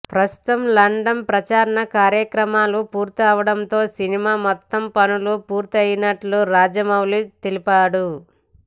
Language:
Telugu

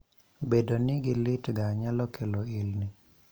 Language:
Luo (Kenya and Tanzania)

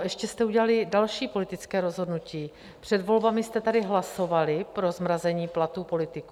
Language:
Czech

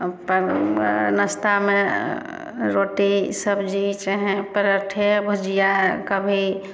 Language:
Maithili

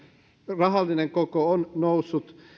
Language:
Finnish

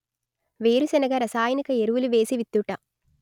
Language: Telugu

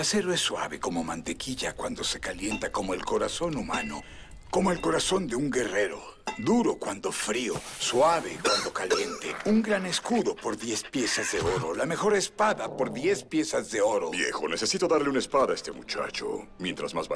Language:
Spanish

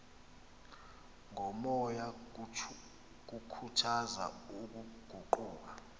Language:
Xhosa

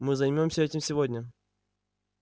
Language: Russian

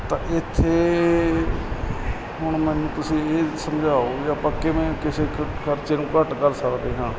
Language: Punjabi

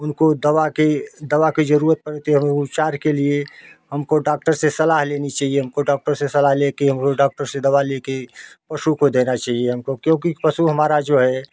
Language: Hindi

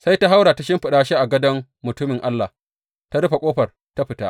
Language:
Hausa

